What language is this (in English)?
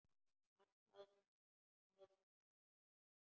Icelandic